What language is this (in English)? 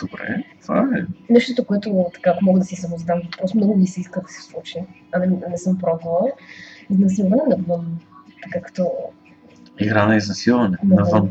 Bulgarian